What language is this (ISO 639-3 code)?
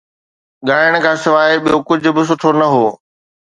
snd